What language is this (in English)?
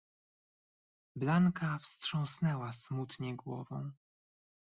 Polish